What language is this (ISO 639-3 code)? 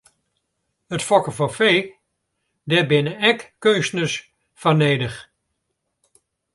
fry